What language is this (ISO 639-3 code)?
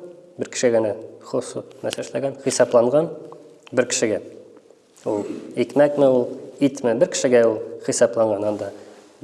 tur